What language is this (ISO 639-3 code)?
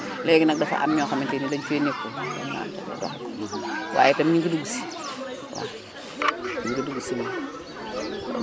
wol